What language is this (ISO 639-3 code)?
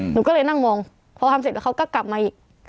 tha